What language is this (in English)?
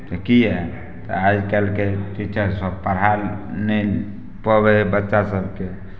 Maithili